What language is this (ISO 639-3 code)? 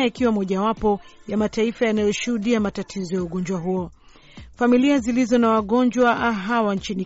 swa